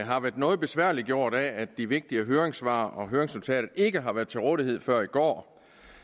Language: Danish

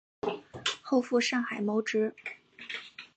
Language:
Chinese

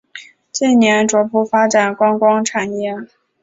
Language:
Chinese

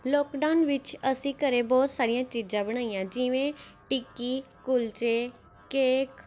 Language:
Punjabi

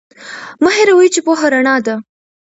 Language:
Pashto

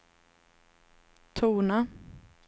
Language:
Swedish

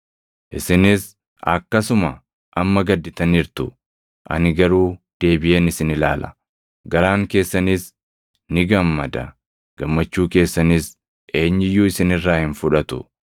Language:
Oromo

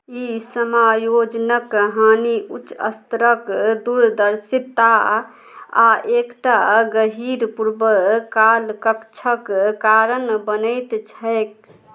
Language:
Maithili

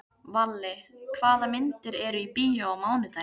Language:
Icelandic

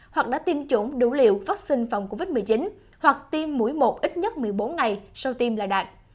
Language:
Vietnamese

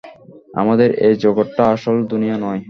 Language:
Bangla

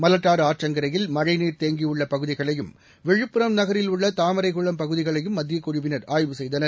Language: Tamil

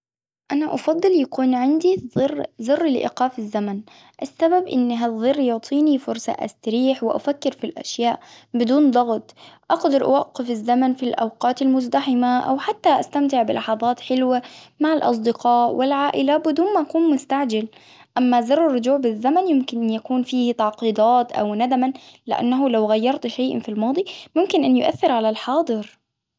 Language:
Hijazi Arabic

